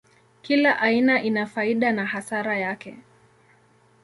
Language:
Swahili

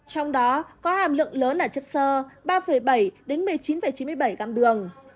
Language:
Vietnamese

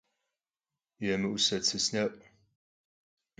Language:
Kabardian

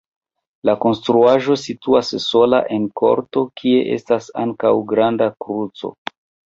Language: Esperanto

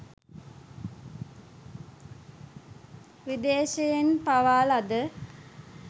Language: Sinhala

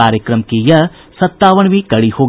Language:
Hindi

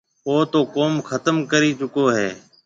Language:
Marwari (Pakistan)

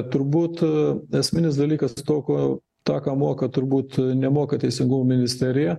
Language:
Lithuanian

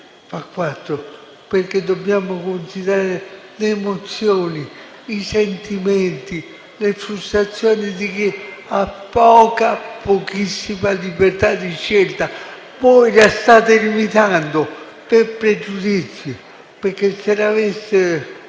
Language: Italian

